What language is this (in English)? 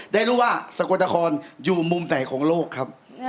Thai